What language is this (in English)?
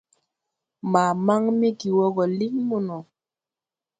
Tupuri